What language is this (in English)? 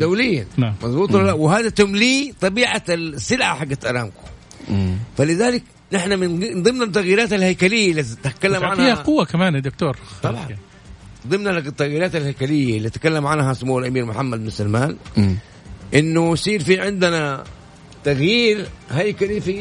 Arabic